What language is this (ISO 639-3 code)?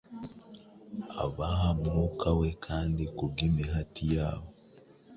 kin